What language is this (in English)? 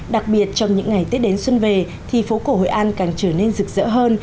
Vietnamese